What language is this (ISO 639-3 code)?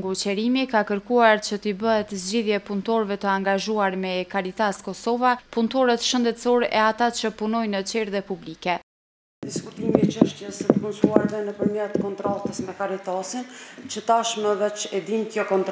ron